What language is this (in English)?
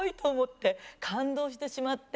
Japanese